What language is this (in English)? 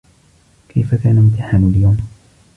Arabic